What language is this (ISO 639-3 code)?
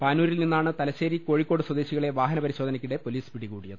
mal